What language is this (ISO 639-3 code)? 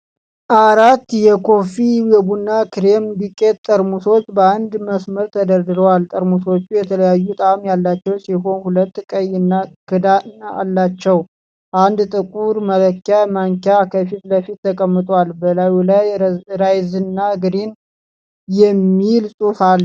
amh